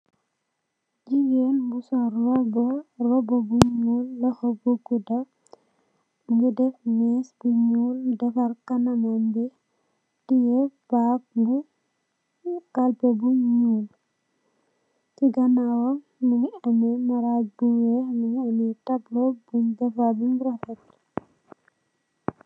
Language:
Wolof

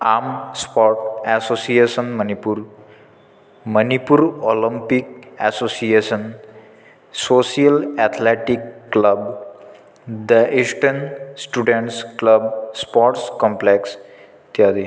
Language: Sanskrit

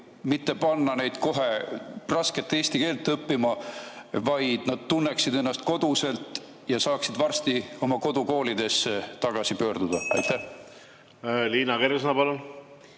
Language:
Estonian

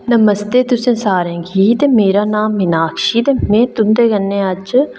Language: Dogri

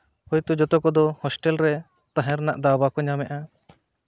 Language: Santali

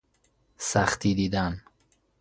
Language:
Persian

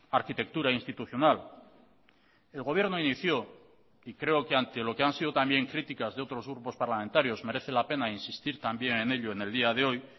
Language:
Spanish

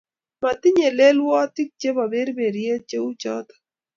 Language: Kalenjin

